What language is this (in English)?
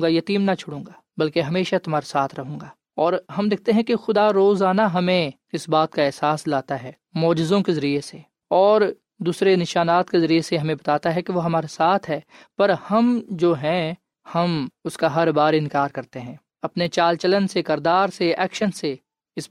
Urdu